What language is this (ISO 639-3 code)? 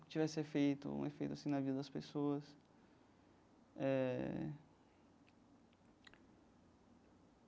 por